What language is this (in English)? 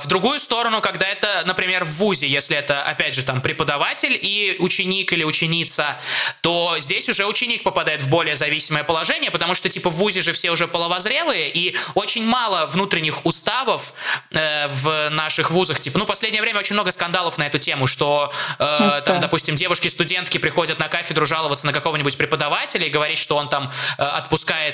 Russian